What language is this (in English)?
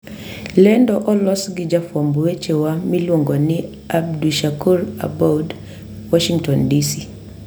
Luo (Kenya and Tanzania)